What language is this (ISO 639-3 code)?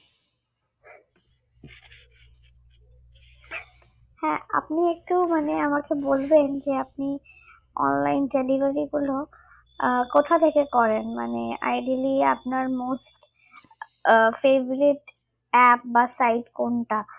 ben